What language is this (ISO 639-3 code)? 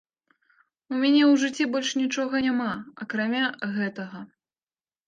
bel